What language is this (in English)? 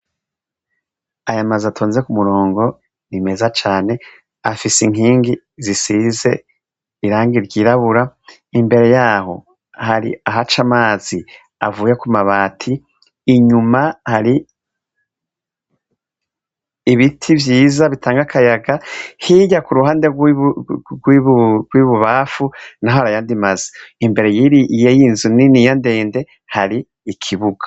Rundi